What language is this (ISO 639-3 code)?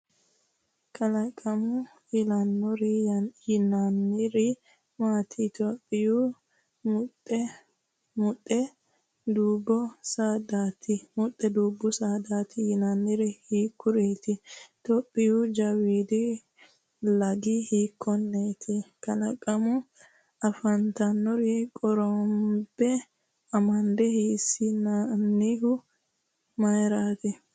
sid